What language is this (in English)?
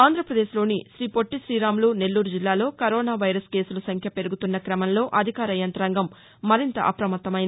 Telugu